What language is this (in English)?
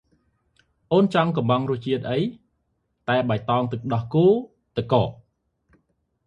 Khmer